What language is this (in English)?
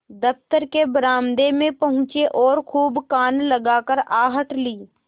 Hindi